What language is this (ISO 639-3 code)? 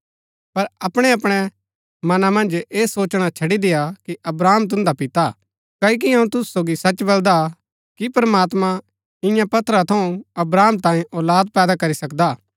gbk